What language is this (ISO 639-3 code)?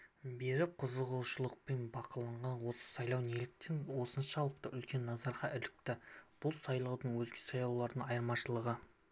kaz